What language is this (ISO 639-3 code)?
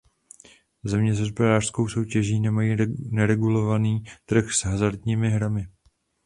ces